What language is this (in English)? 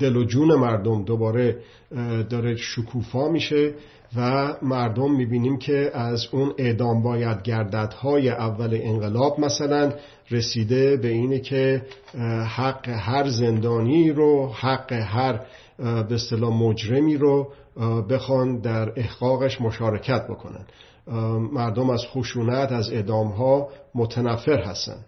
Persian